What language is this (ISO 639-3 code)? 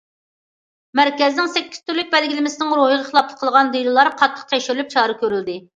uig